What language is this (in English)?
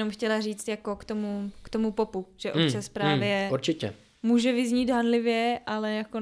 Czech